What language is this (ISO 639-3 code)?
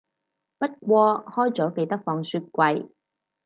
yue